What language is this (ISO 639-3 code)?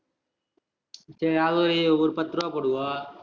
tam